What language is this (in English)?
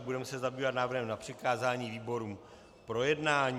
Czech